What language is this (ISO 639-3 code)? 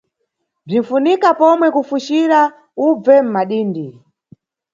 nyu